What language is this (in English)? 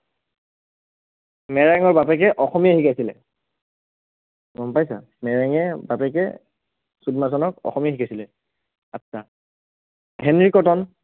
Assamese